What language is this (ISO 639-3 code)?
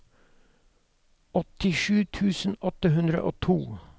nor